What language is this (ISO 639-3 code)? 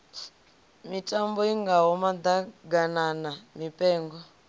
ven